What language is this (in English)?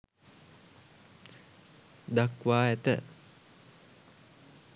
Sinhala